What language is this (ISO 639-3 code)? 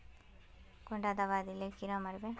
mag